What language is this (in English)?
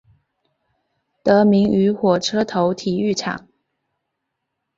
Chinese